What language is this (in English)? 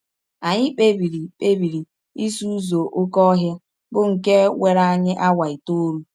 Igbo